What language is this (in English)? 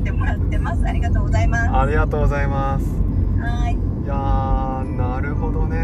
Japanese